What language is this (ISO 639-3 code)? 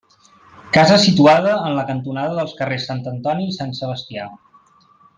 cat